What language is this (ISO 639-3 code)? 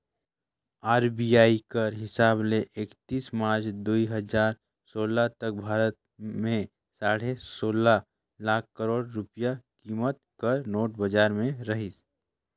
hne